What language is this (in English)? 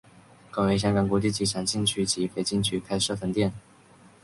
Chinese